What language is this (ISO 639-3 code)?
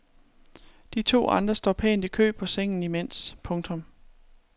dan